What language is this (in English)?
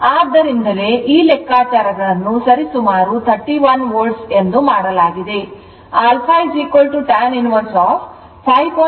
Kannada